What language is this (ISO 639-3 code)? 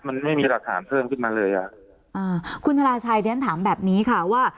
tha